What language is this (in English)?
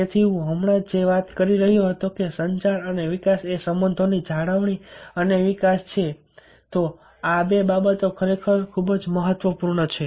Gujarati